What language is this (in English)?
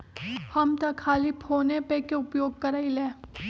Magahi